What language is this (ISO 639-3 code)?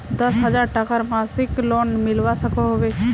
mag